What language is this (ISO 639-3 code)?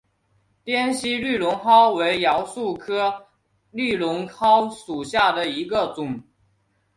zho